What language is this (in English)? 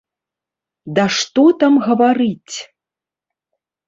Belarusian